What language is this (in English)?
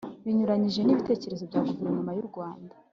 Kinyarwanda